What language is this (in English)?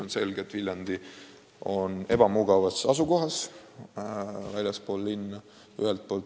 Estonian